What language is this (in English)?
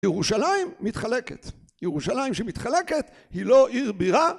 Hebrew